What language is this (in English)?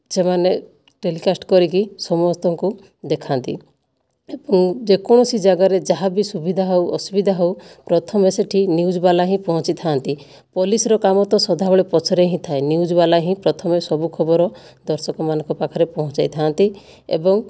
Odia